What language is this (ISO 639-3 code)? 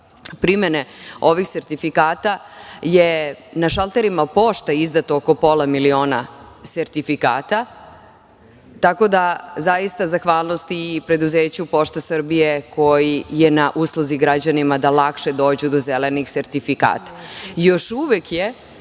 srp